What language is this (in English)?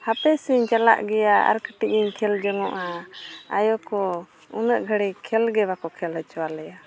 Santali